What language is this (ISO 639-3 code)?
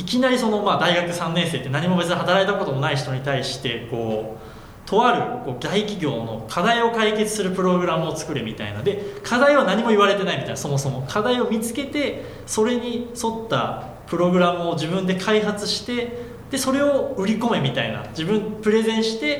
jpn